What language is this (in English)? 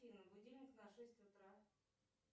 Russian